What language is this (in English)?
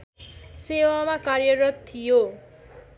Nepali